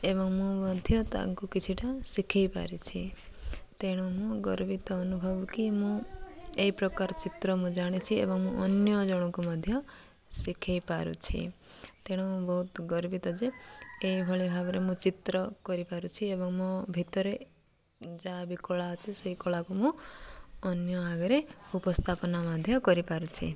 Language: Odia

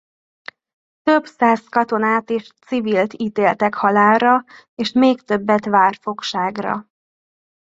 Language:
Hungarian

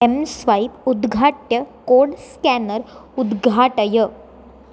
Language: Sanskrit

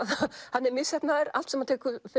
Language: Icelandic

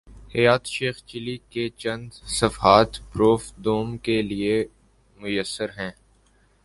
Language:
Urdu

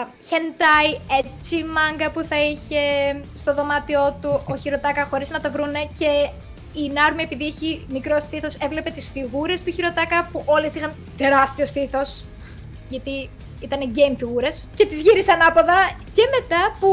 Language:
Greek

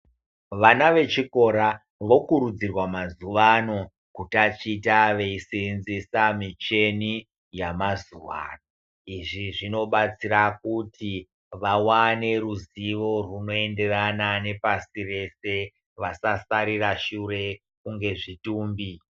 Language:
Ndau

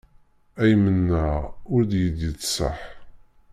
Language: Kabyle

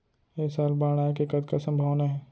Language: Chhattisgarhi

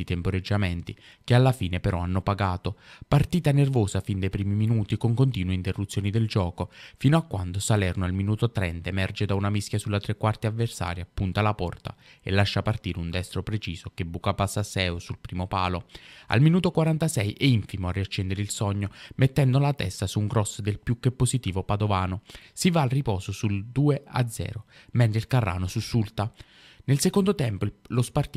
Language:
Italian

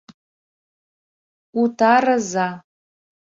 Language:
Mari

